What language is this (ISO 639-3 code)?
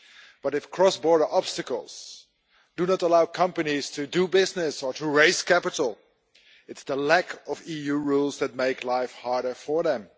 eng